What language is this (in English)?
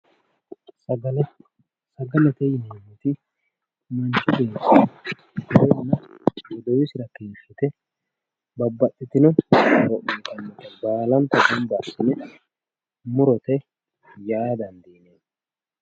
Sidamo